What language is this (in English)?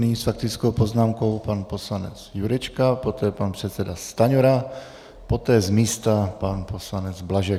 Czech